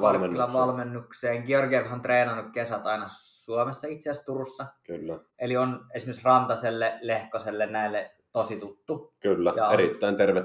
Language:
Finnish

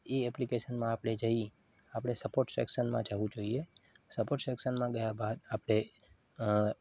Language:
Gujarati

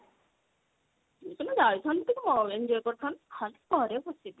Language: Odia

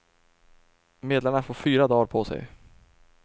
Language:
Swedish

